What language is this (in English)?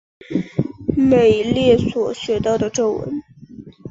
Chinese